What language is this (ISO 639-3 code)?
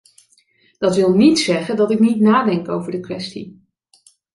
nld